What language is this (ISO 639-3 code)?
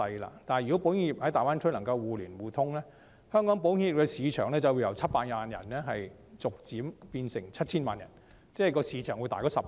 yue